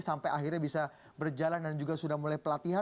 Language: Indonesian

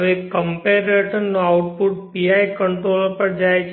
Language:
Gujarati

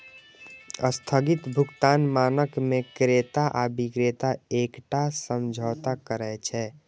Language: Maithili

